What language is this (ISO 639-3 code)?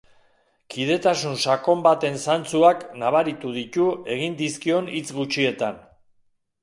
eus